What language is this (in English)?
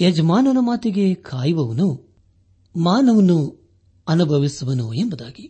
Kannada